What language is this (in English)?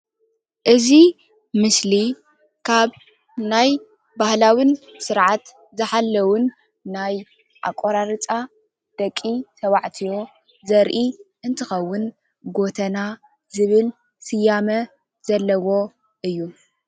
Tigrinya